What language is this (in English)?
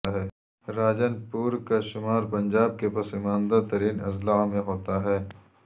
Urdu